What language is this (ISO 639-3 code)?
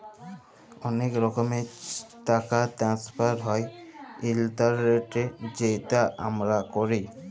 ben